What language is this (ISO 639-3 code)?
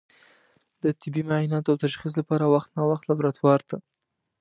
pus